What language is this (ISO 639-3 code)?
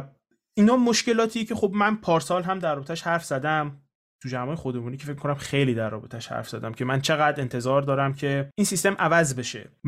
fas